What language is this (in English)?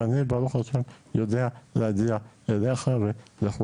Hebrew